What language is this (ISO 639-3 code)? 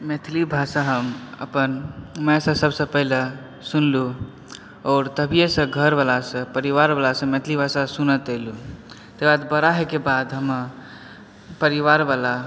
mai